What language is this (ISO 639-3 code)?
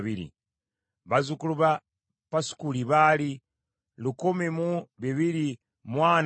lug